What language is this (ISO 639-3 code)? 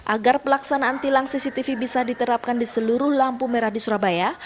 ind